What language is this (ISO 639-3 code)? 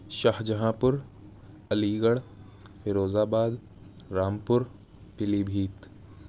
urd